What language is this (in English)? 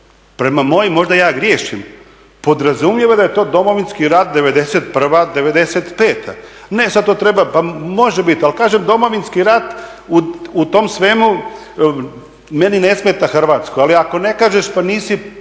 Croatian